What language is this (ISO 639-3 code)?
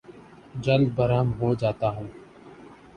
urd